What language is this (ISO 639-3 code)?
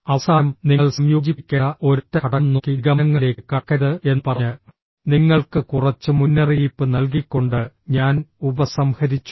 mal